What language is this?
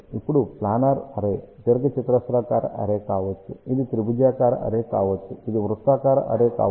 Telugu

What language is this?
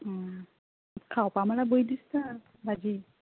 Konkani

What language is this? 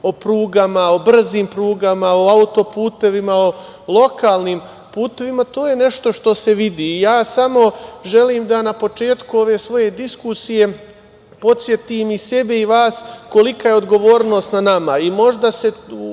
Serbian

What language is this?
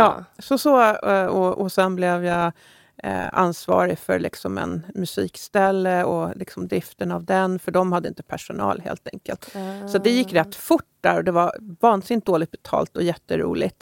Swedish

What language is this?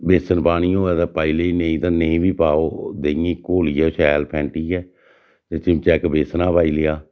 Dogri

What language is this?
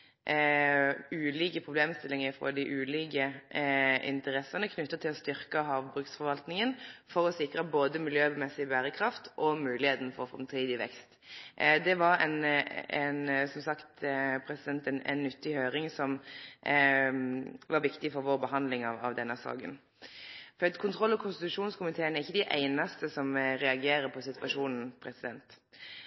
Norwegian Nynorsk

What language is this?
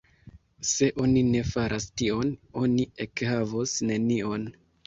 Esperanto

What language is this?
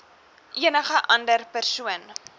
Afrikaans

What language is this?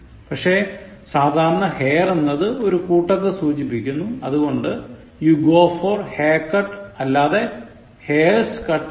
Malayalam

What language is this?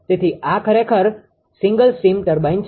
Gujarati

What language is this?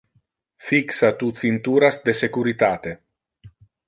Interlingua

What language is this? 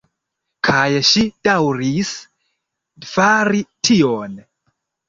Esperanto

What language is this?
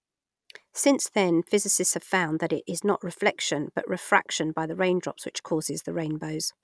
English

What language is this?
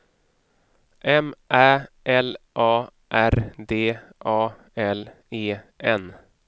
Swedish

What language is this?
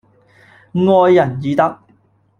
Cantonese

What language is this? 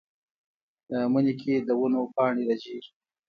Pashto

